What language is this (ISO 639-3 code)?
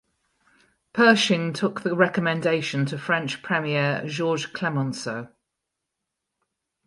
eng